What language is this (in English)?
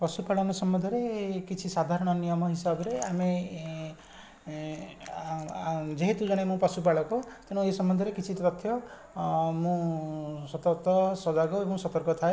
Odia